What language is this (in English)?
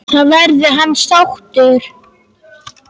Icelandic